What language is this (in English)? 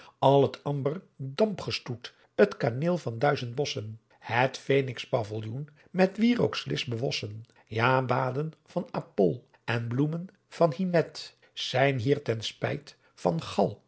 Dutch